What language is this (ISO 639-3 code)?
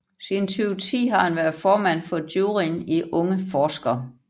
dan